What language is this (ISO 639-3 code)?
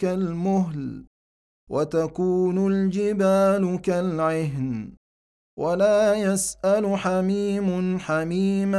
ara